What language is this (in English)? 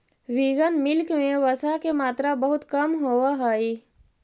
Magahi